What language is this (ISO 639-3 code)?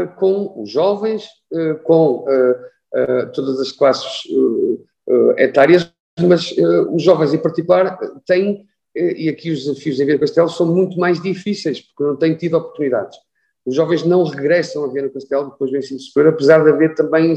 por